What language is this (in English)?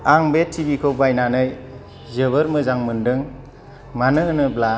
Bodo